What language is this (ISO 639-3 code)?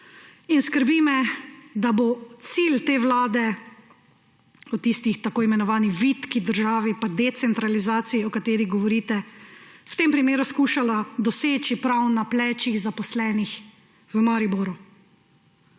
slv